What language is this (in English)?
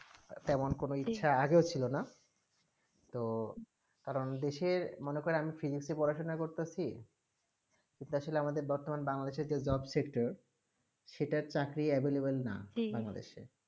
Bangla